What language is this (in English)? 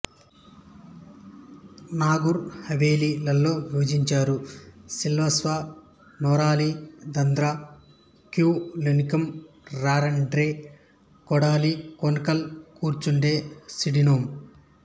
Telugu